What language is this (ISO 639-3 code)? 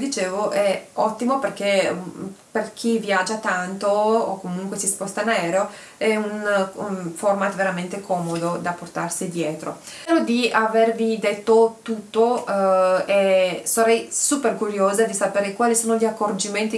ita